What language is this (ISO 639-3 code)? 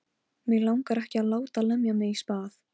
isl